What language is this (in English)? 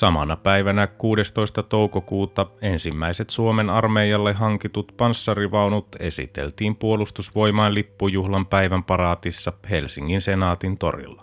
Finnish